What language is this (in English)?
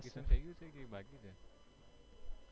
Gujarati